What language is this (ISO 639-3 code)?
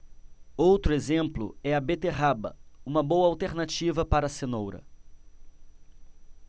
por